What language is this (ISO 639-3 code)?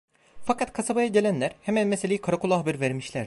tur